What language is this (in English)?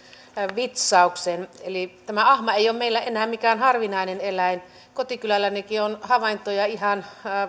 Finnish